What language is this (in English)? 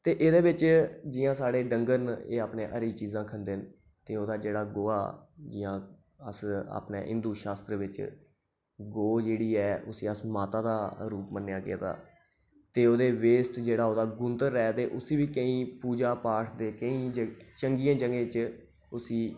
Dogri